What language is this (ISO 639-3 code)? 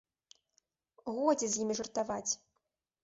bel